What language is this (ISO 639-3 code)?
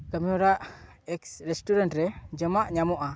sat